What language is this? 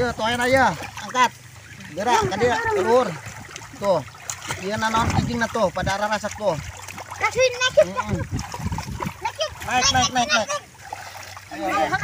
Indonesian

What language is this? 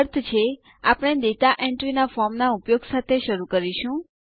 Gujarati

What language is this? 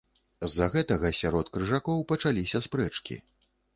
Belarusian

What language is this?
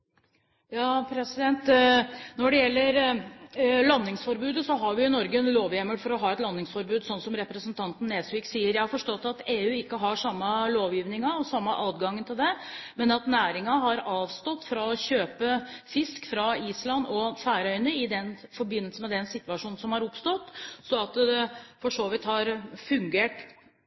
Norwegian Bokmål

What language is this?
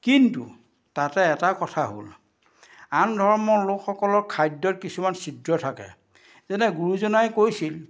Assamese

